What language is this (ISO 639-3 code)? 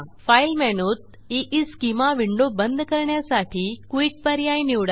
mar